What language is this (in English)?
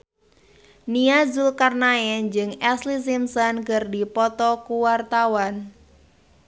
Sundanese